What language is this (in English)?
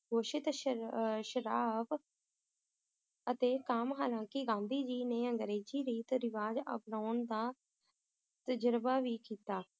Punjabi